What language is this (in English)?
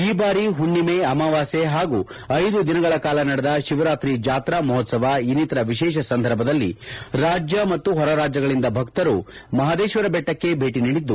Kannada